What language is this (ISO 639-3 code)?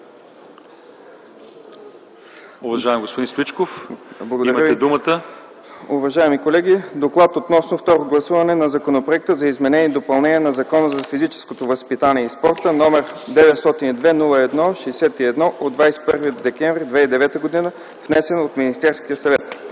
bul